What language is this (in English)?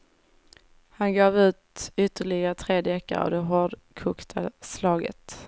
Swedish